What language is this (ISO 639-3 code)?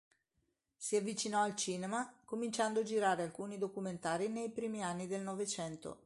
ita